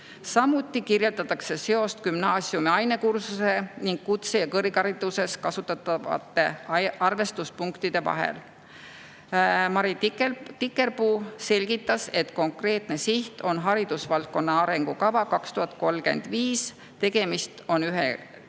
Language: Estonian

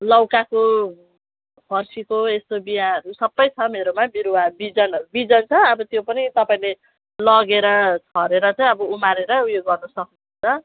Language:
Nepali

